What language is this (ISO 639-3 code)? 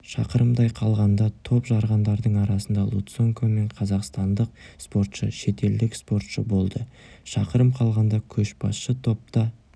kaz